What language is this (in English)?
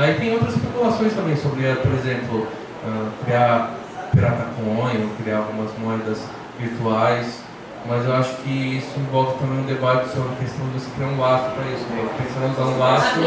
Portuguese